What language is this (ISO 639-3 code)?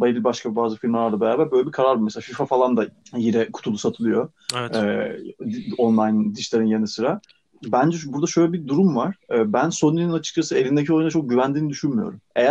tur